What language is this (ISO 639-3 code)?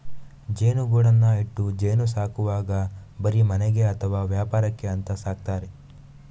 kan